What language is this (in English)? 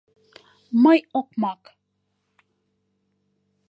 Mari